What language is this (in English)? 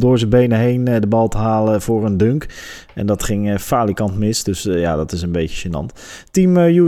Dutch